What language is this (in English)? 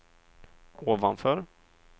Swedish